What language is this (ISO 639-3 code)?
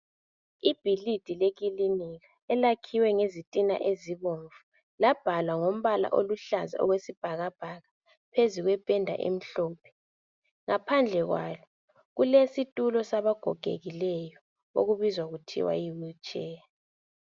nde